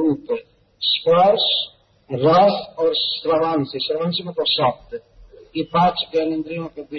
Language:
Hindi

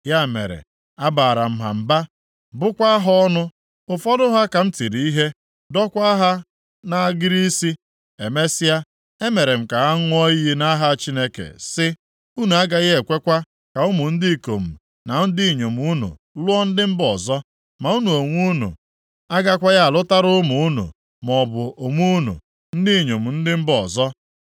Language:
Igbo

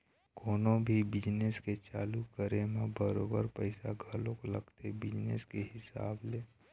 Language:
Chhattisgarhi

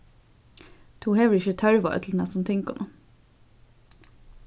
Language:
Faroese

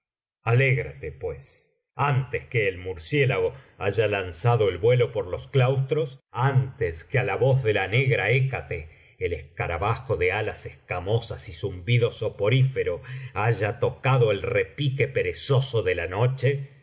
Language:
Spanish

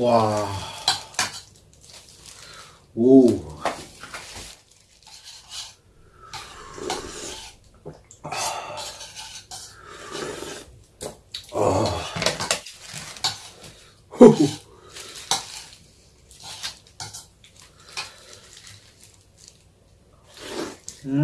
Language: Indonesian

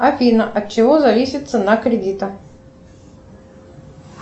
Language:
Russian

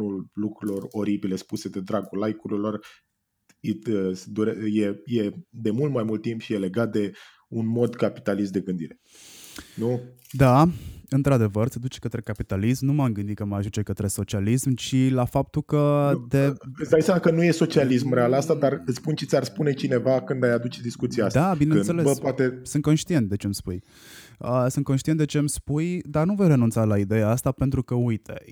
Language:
Romanian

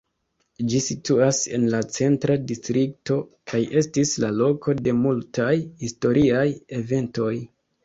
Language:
Esperanto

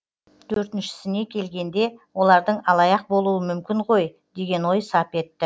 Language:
Kazakh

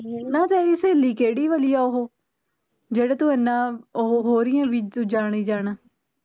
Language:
Punjabi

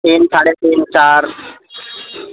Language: Urdu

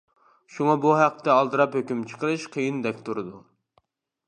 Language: Uyghur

